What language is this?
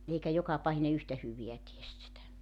Finnish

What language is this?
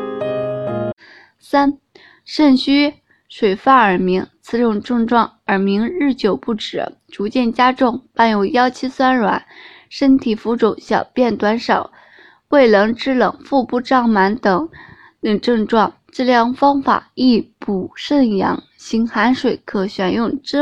Chinese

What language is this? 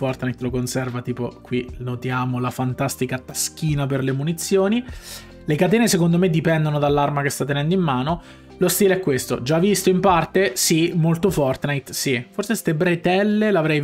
Italian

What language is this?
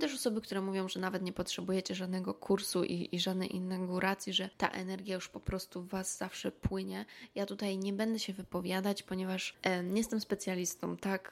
Polish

